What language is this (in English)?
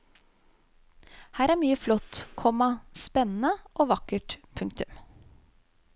Norwegian